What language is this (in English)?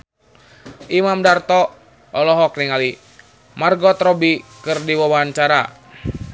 Sundanese